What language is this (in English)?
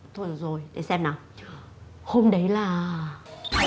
Vietnamese